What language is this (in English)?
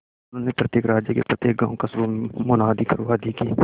Hindi